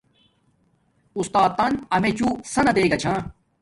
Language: Domaaki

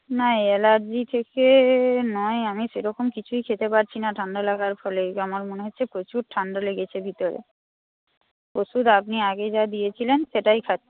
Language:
Bangla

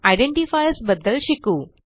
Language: Marathi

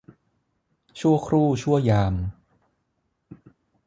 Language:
Thai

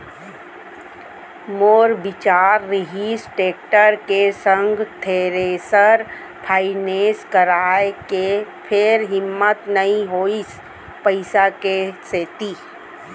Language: Chhattisgarhi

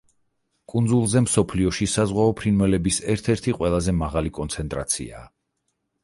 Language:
Georgian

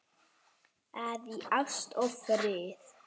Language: Icelandic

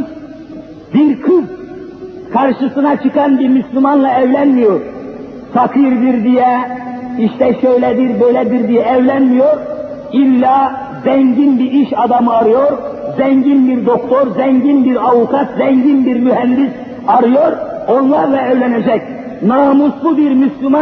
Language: Turkish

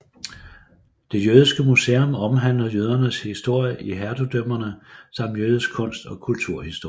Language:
Danish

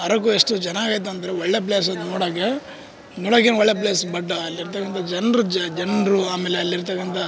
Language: Kannada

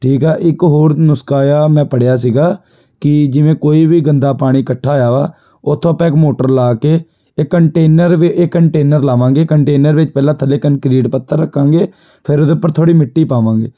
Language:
Punjabi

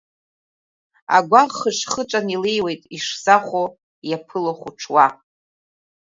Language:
Abkhazian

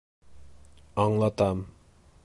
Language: Bashkir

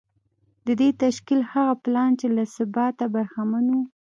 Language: Pashto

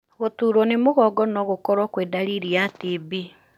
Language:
Kikuyu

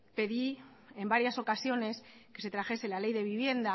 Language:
Spanish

